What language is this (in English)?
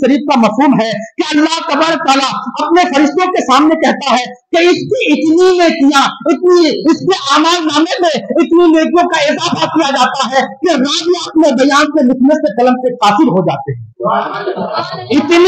Hindi